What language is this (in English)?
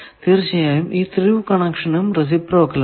Malayalam